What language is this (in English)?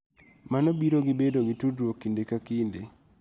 Luo (Kenya and Tanzania)